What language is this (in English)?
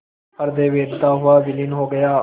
Hindi